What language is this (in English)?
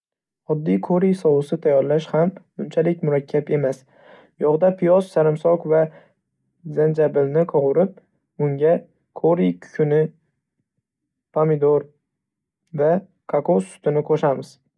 Uzbek